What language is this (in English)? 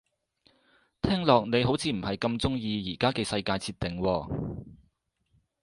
Cantonese